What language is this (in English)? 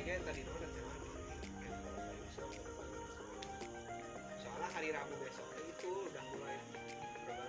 Indonesian